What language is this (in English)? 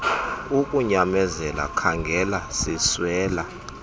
Xhosa